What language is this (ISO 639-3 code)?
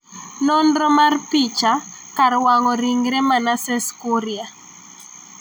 luo